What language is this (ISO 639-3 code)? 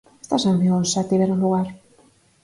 glg